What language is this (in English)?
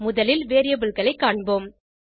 Tamil